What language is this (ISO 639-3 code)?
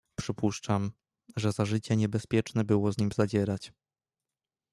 pol